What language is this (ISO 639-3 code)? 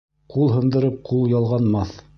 bak